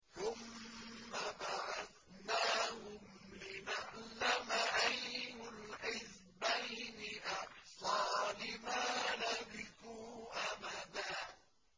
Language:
Arabic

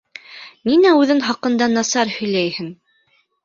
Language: Bashkir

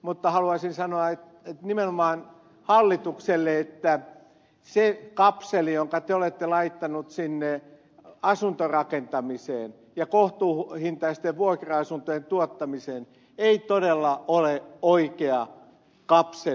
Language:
Finnish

